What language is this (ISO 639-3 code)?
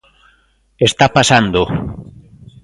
glg